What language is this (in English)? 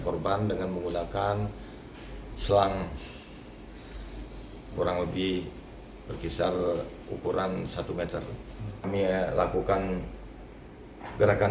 Indonesian